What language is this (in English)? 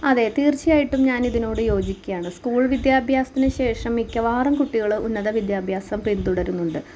Malayalam